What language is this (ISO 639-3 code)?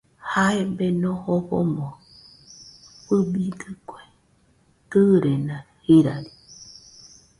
hux